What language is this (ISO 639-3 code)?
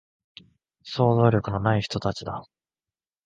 jpn